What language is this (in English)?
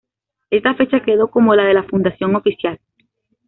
Spanish